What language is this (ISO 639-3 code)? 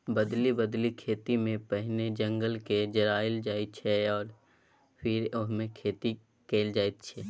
mai